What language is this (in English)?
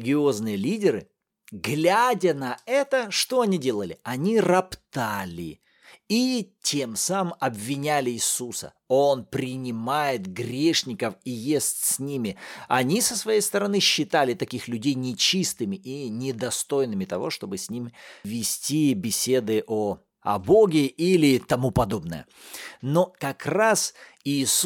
Russian